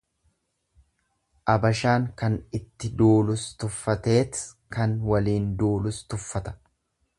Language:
Oromo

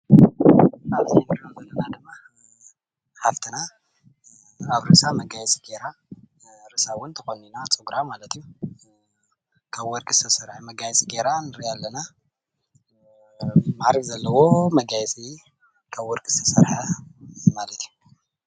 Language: Tigrinya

